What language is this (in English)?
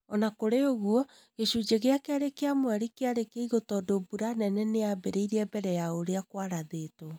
Kikuyu